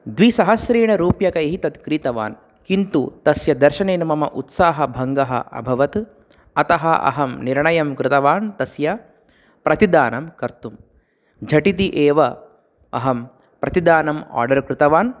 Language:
Sanskrit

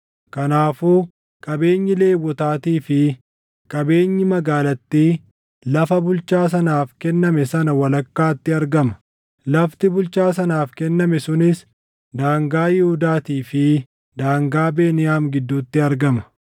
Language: Oromo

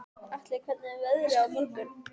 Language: Icelandic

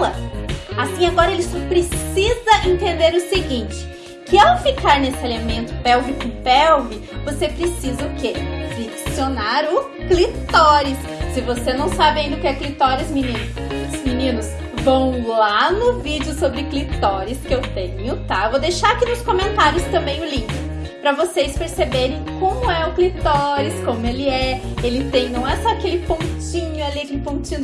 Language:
Portuguese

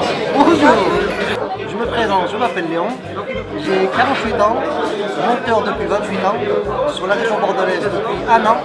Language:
French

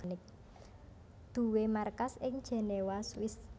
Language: Javanese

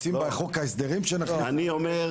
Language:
Hebrew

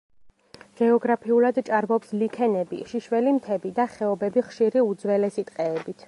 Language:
Georgian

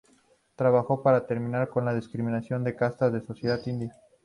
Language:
Spanish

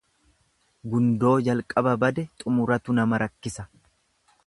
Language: Oromo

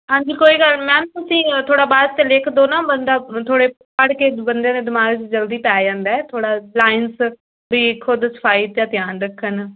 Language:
Punjabi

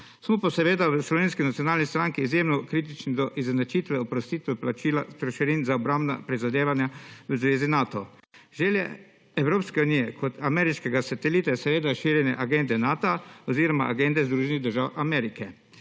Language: Slovenian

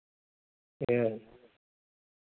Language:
Santali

